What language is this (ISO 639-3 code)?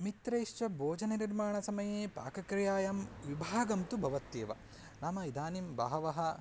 san